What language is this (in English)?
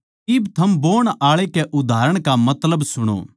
Haryanvi